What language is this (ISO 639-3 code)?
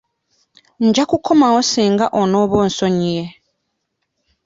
lug